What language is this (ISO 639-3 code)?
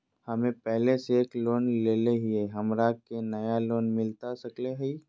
mag